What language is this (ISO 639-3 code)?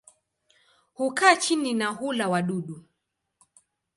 swa